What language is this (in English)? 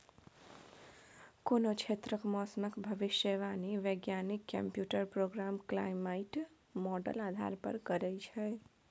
Maithili